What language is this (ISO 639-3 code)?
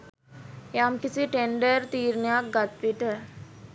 sin